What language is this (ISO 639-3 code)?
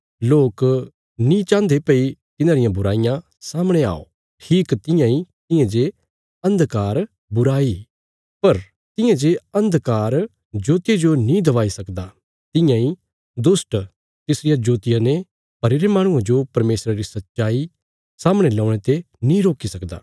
kfs